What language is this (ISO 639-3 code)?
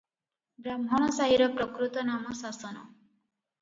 ori